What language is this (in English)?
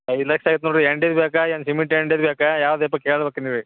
Kannada